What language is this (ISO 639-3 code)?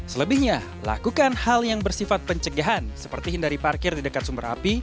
ind